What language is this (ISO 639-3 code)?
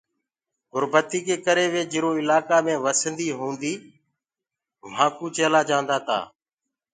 ggg